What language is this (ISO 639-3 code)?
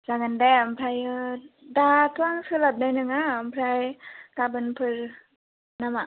brx